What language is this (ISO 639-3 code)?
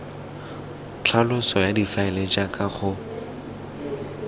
tsn